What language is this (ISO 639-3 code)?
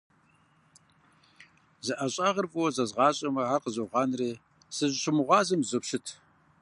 kbd